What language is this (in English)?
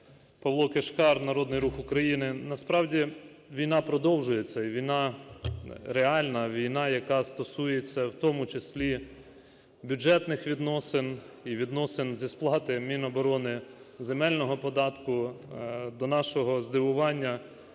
Ukrainian